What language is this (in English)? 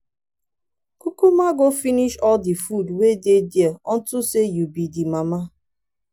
Nigerian Pidgin